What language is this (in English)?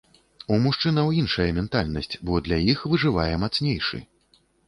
Belarusian